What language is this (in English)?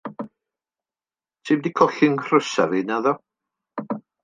Welsh